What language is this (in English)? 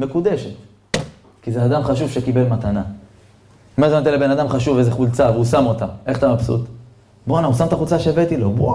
Hebrew